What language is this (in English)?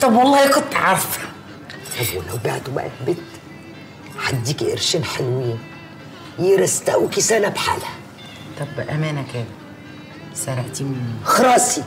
Arabic